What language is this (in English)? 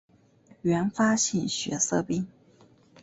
Chinese